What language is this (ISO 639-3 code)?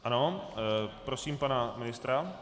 ces